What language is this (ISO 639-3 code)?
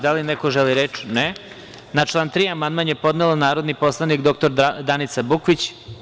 srp